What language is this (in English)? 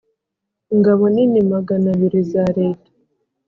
Kinyarwanda